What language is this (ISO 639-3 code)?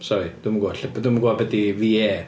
cym